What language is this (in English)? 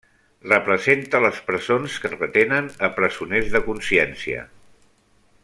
Catalan